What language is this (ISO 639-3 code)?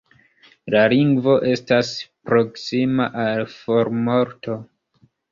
epo